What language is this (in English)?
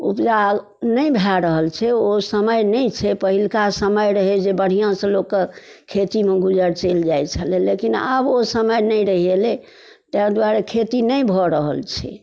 Maithili